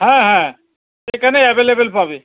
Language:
Bangla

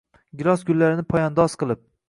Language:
Uzbek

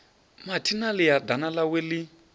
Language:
Venda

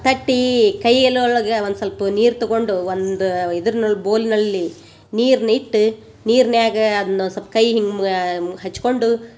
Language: Kannada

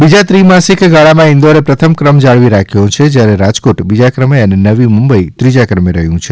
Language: Gujarati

